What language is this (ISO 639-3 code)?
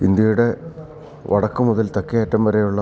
mal